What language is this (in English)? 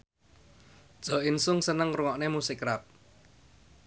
Javanese